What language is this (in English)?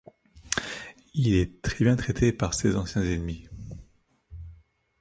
French